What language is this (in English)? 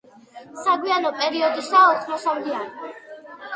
Georgian